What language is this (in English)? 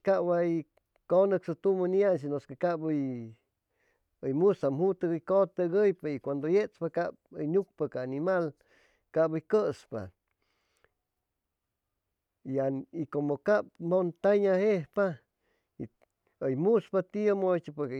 Chimalapa Zoque